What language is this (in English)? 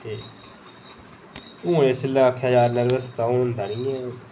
Dogri